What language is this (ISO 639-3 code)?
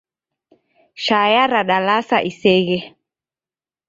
dav